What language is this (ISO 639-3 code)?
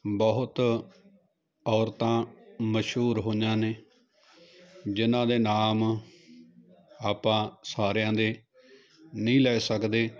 pan